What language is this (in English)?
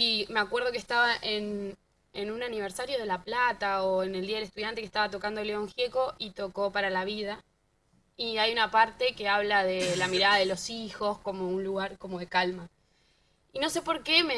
Spanish